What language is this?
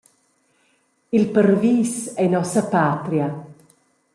Romansh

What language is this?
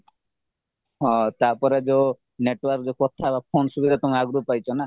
Odia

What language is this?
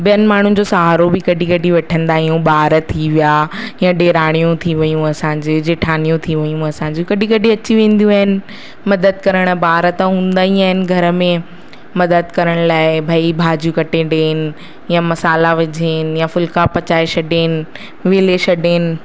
Sindhi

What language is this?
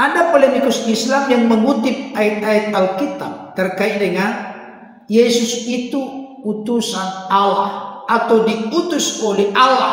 Indonesian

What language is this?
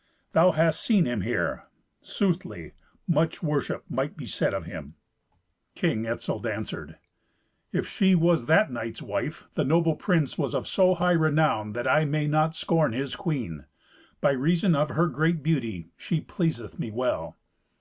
English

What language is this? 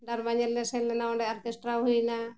Santali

